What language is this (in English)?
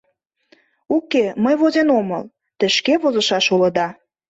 Mari